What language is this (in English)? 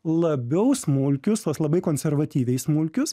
Lithuanian